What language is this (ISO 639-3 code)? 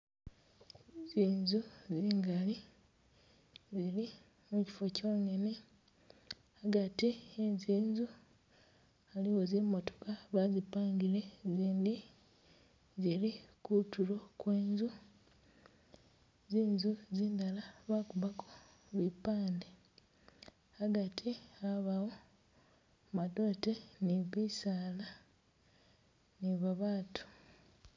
myx